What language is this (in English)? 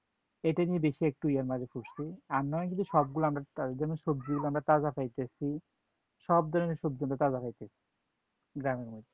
Bangla